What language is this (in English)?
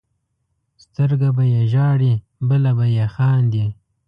Pashto